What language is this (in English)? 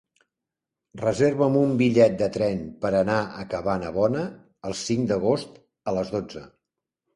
Catalan